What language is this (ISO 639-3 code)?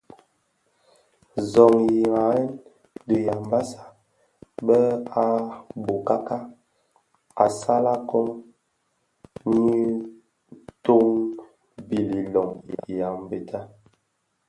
ksf